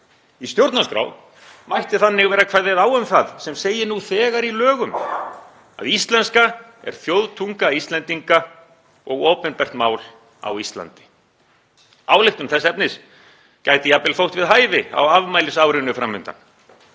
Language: Icelandic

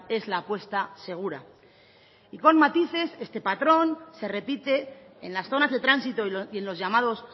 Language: Spanish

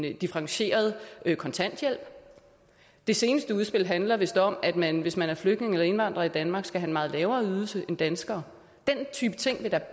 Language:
Danish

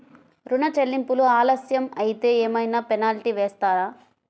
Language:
Telugu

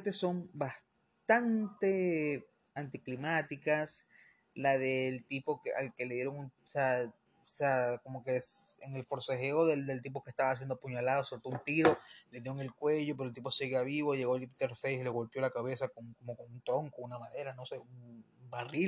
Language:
Spanish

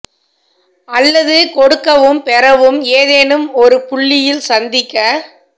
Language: Tamil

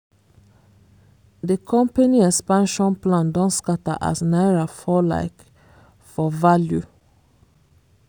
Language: Nigerian Pidgin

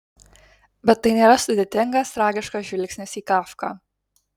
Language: Lithuanian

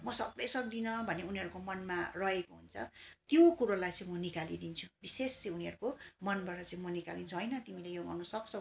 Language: Nepali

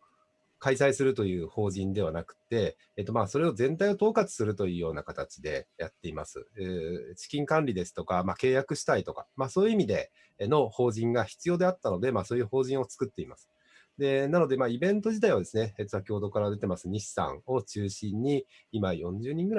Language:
Japanese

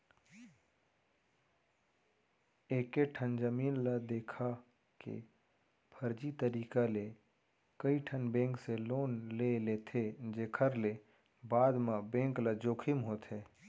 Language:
Chhattisgarhi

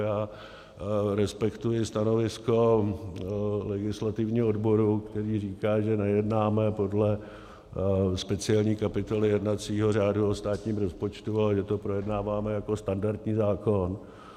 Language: Czech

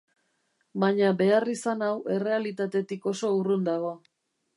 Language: Basque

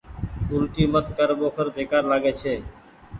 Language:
Goaria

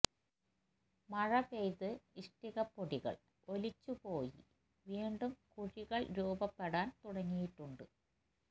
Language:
Malayalam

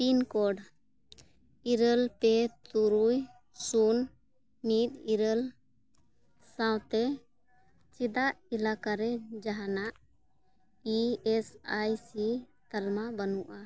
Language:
Santali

